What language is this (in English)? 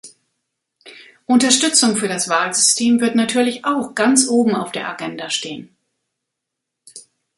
German